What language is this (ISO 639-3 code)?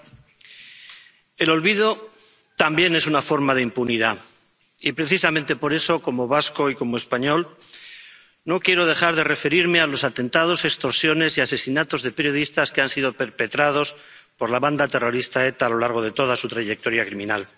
spa